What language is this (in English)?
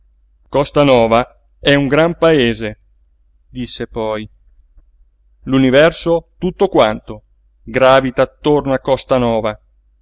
Italian